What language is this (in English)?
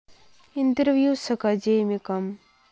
Russian